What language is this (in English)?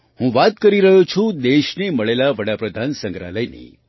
Gujarati